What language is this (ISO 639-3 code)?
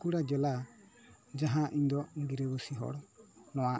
sat